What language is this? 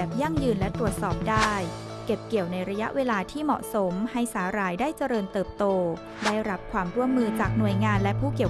Thai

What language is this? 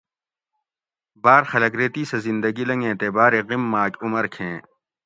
Gawri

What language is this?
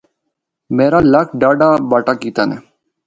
Northern Hindko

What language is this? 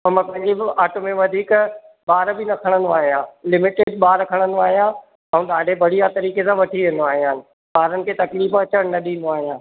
Sindhi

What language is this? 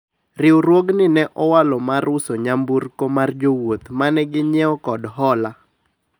Luo (Kenya and Tanzania)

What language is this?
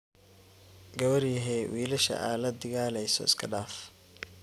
Somali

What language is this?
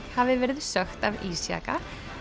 Icelandic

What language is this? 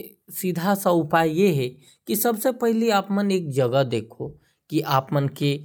Korwa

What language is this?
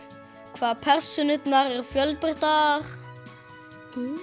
Icelandic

